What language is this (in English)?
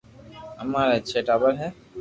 Loarki